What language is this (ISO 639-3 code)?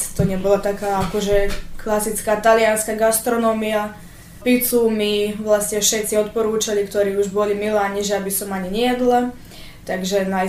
slk